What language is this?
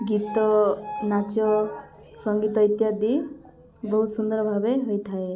Odia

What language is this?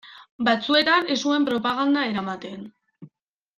Basque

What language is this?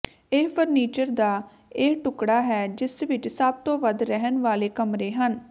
Punjabi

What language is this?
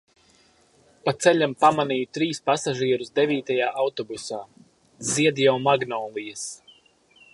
Latvian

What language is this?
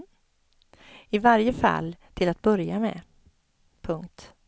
Swedish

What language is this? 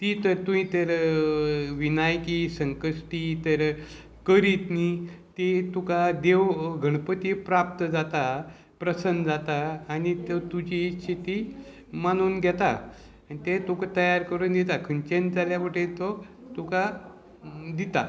Konkani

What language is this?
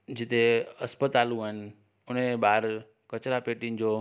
Sindhi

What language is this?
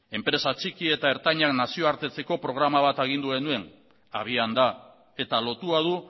Basque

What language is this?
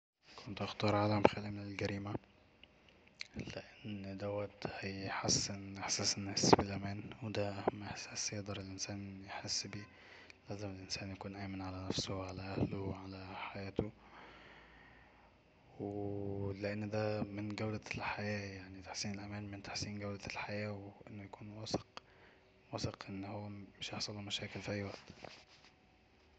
Egyptian Arabic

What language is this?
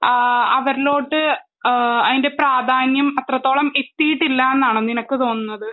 Malayalam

